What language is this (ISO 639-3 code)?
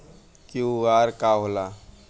bho